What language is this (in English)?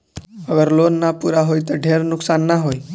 Bhojpuri